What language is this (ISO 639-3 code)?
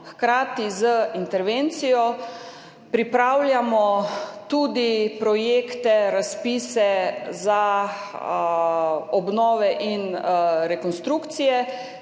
slv